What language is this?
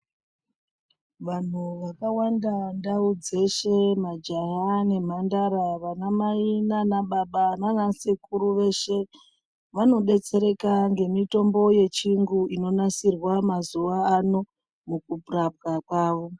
Ndau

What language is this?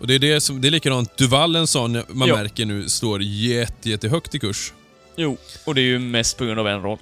Swedish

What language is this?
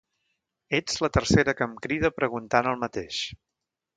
Catalan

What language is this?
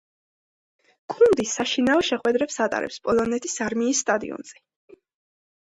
Georgian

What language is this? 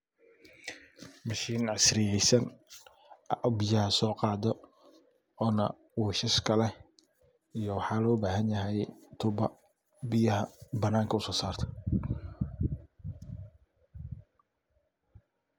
Somali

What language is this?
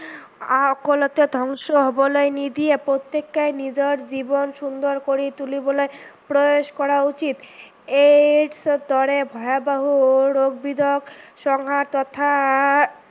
Assamese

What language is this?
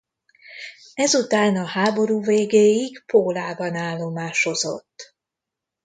Hungarian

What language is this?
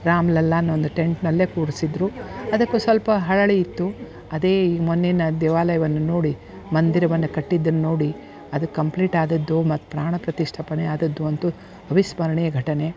Kannada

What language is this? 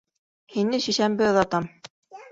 Bashkir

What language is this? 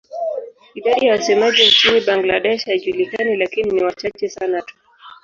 Swahili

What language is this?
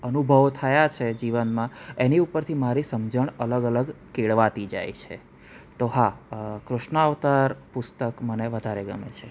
Gujarati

